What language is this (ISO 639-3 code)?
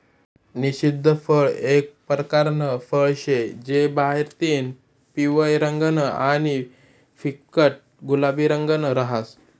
mar